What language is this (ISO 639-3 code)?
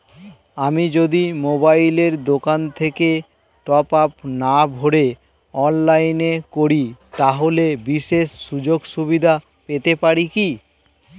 ben